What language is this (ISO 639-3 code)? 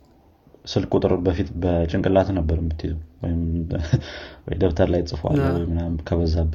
amh